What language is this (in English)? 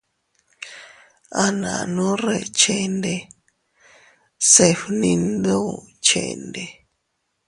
Teutila Cuicatec